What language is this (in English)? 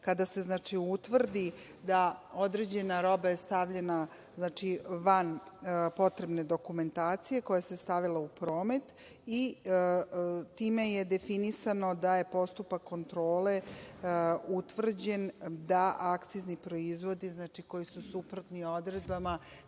Serbian